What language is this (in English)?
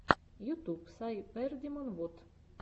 Russian